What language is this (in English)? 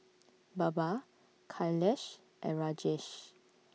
English